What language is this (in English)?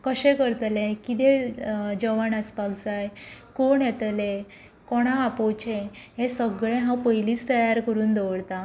Konkani